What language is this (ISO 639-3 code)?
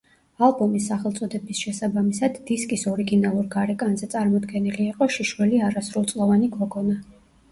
kat